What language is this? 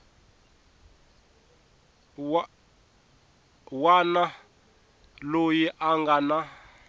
Tsonga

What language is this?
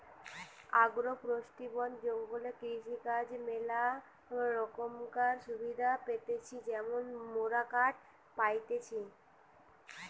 Bangla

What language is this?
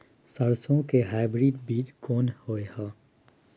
Maithili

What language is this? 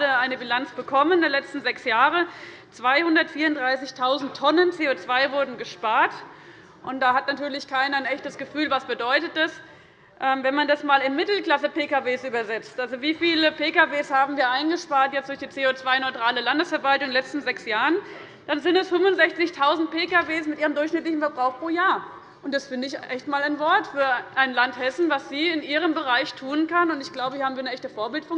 German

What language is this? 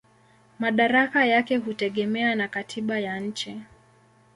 Swahili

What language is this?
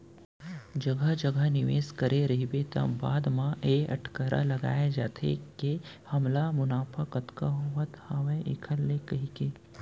Chhattisgarhi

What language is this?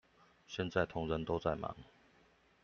Chinese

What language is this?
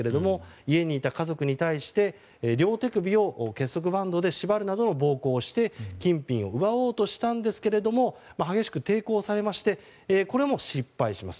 Japanese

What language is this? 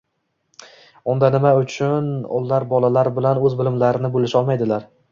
Uzbek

